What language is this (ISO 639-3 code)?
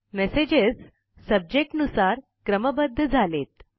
mar